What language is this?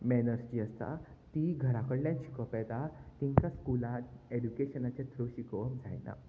Konkani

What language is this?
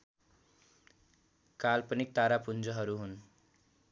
Nepali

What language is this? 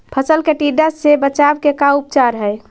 Magahi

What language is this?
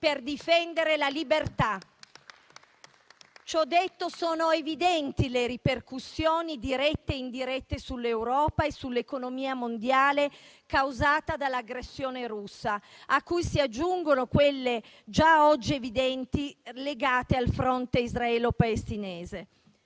Italian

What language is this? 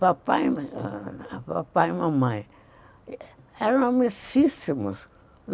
Portuguese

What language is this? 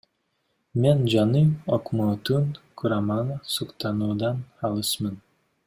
Kyrgyz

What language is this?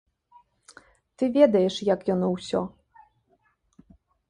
Belarusian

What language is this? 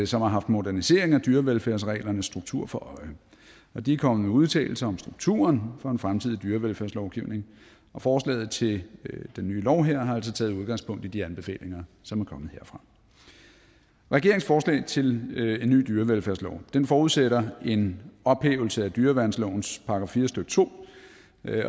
Danish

